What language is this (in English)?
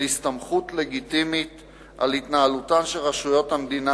Hebrew